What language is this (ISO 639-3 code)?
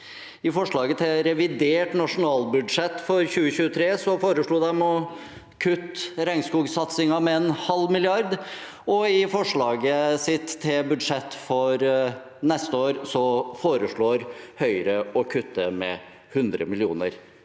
nor